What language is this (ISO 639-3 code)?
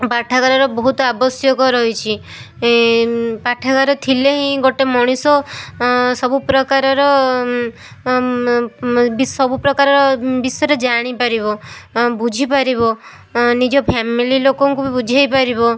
ori